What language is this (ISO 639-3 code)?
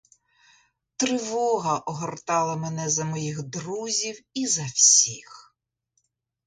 ukr